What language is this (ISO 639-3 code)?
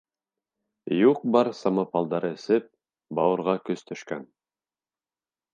bak